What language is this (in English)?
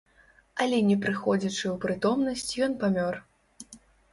Belarusian